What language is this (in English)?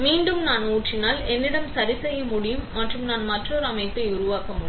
Tamil